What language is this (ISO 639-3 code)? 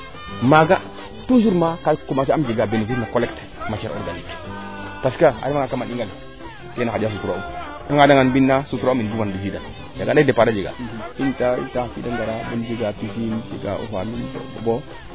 srr